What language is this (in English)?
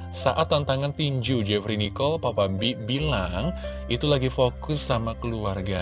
Indonesian